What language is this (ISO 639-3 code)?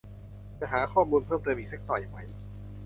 tha